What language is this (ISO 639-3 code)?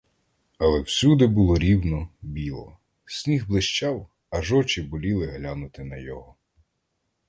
ukr